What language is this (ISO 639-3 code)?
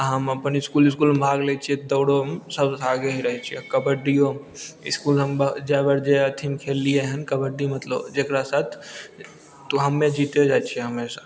mai